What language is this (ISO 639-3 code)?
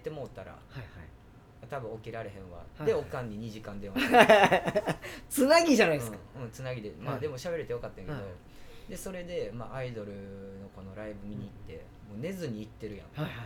jpn